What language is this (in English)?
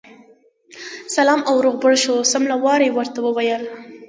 Pashto